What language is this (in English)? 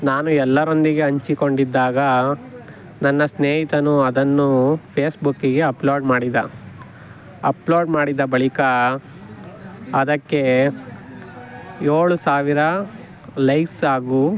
Kannada